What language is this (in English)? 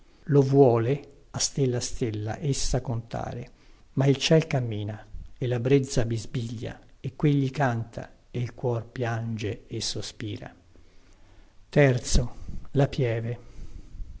Italian